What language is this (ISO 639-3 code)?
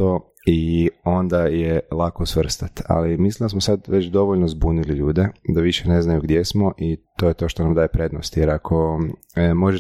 hrv